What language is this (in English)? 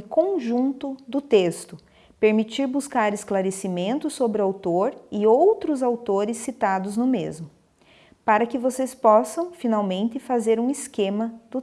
Portuguese